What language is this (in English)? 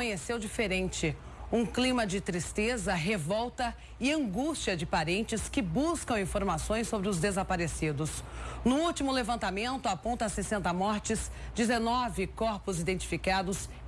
Portuguese